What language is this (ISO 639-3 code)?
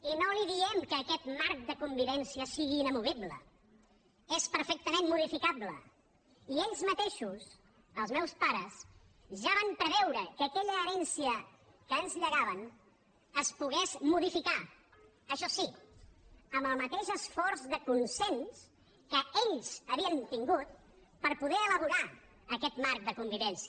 cat